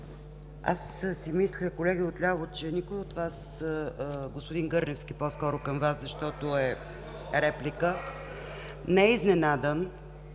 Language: Bulgarian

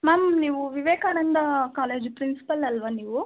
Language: Kannada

